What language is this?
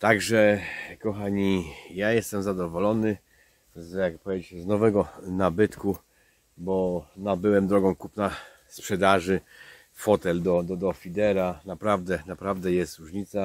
Polish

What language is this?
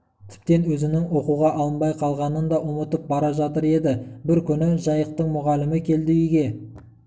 Kazakh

